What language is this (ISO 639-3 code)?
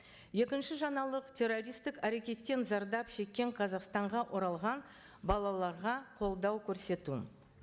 kaz